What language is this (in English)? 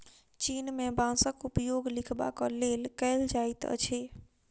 Maithili